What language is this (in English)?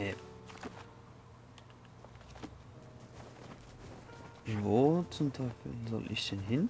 German